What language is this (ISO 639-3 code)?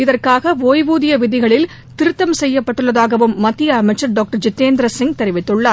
tam